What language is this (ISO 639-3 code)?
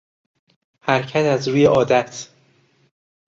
fas